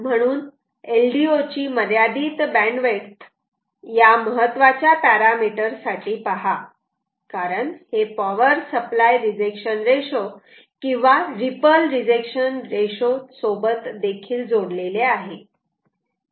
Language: Marathi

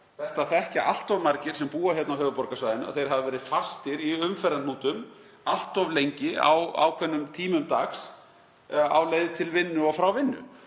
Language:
Icelandic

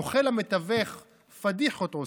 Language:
Hebrew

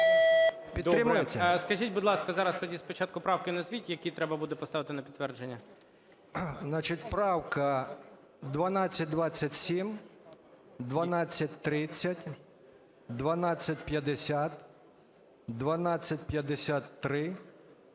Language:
Ukrainian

